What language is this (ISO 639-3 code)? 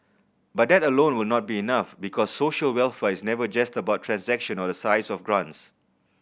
eng